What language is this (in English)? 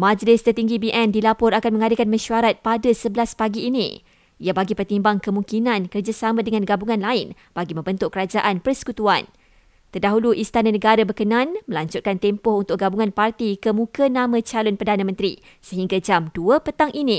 Malay